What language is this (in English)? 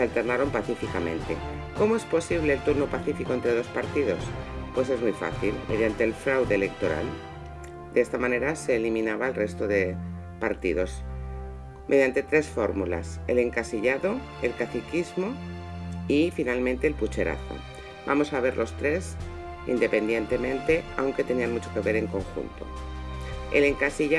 Spanish